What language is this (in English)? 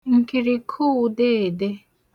Igbo